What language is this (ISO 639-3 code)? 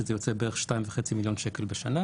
heb